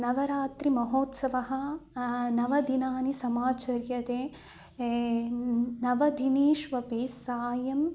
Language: Sanskrit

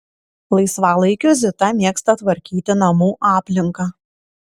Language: Lithuanian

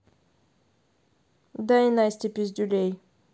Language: Russian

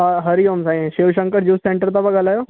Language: Sindhi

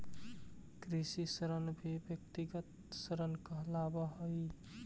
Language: Magahi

